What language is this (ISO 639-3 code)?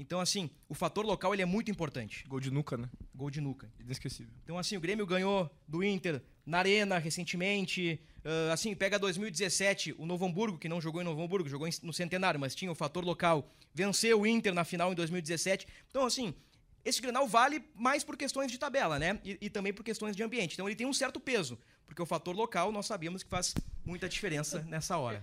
por